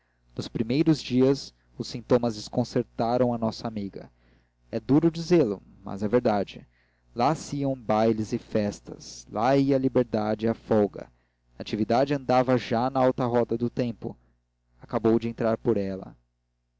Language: Portuguese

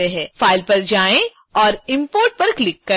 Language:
Hindi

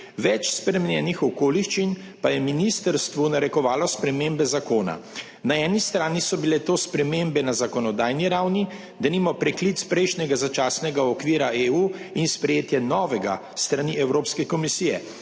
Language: Slovenian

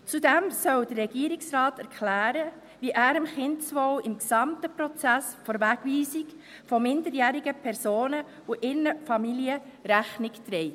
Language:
Swiss German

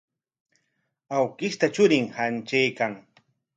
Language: Corongo Ancash Quechua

